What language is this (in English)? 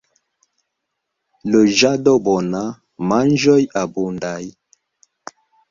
Esperanto